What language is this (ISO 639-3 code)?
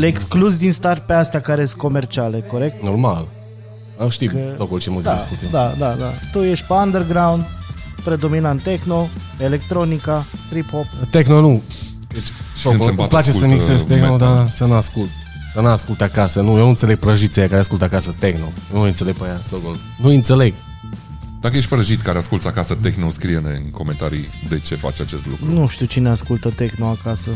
ron